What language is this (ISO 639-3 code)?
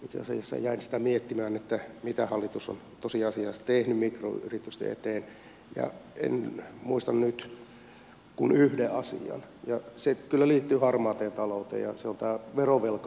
fin